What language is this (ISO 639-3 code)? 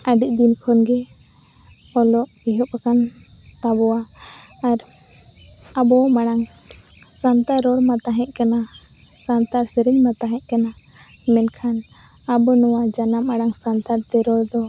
sat